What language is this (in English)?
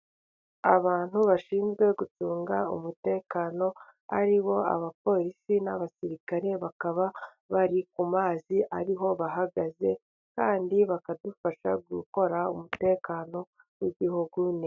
Kinyarwanda